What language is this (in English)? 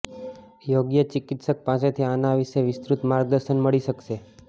Gujarati